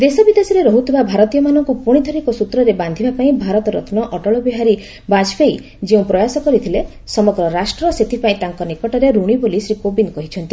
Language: Odia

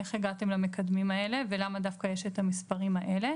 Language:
Hebrew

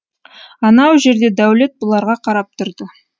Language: Kazakh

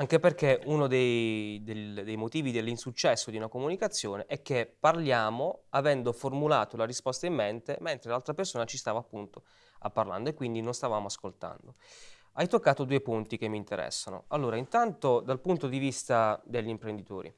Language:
Italian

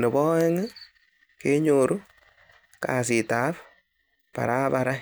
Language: Kalenjin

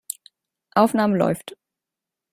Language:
German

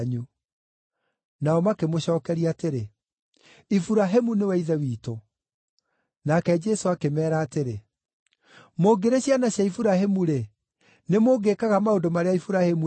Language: Kikuyu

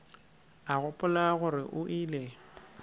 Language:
Northern Sotho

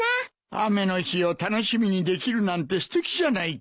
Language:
Japanese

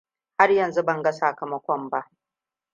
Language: Hausa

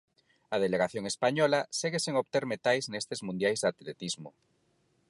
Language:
Galician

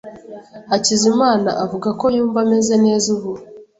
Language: Kinyarwanda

